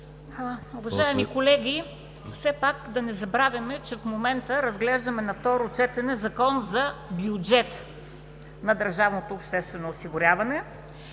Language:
Bulgarian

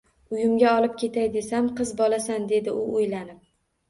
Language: Uzbek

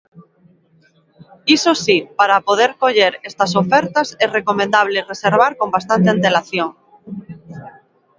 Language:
Galician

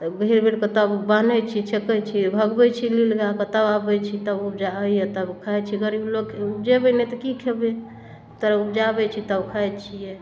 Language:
Maithili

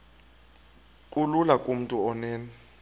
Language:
Xhosa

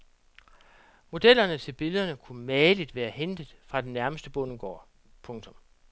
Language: Danish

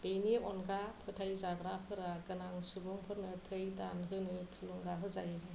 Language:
Bodo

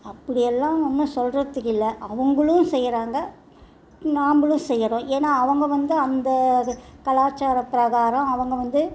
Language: Tamil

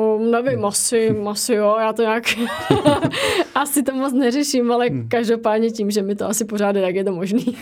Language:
Czech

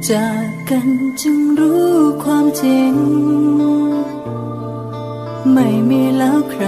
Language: Thai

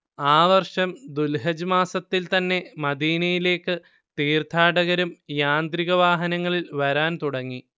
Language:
Malayalam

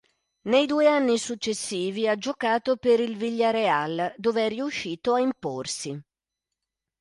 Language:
Italian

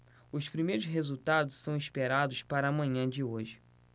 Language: Portuguese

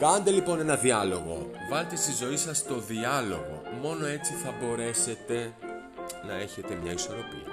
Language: Greek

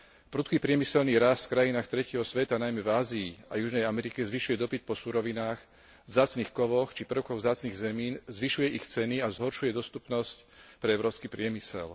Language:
Slovak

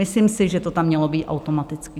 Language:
Czech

